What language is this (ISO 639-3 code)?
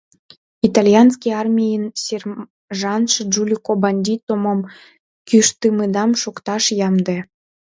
chm